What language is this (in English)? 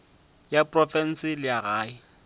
Northern Sotho